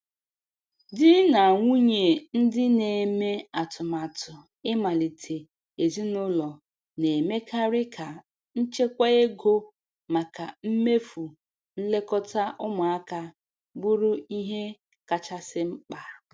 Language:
Igbo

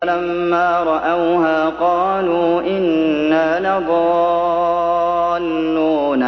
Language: Arabic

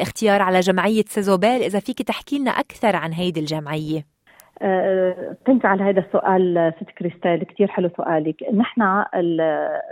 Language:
Arabic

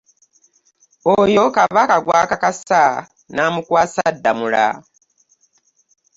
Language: Ganda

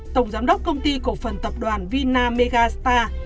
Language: Vietnamese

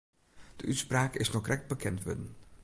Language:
Western Frisian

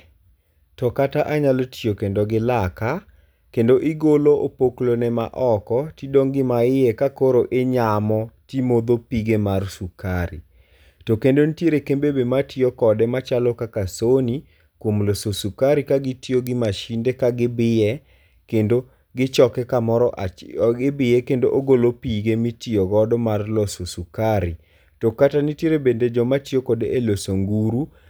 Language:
Luo (Kenya and Tanzania)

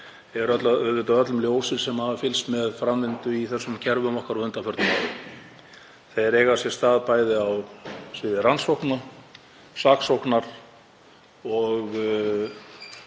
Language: Icelandic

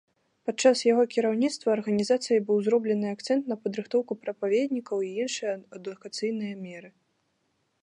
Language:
Belarusian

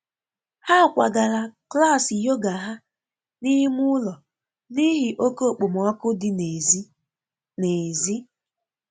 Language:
Igbo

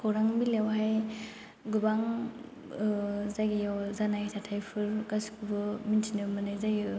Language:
Bodo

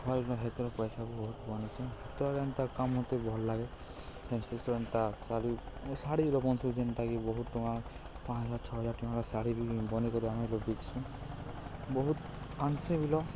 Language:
Odia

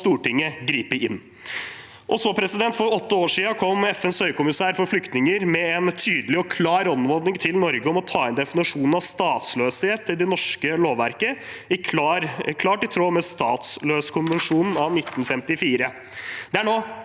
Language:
Norwegian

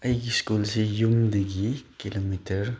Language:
Manipuri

